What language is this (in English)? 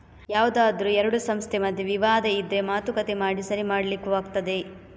Kannada